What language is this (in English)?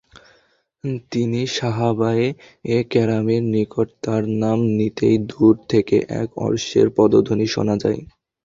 Bangla